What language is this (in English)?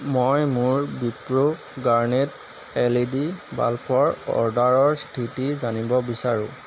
Assamese